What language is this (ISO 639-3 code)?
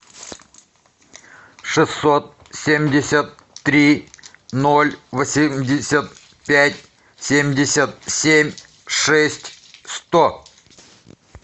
rus